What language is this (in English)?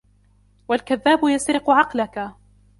Arabic